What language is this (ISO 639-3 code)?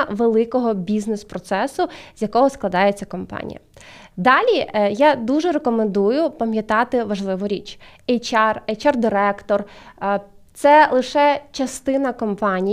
ukr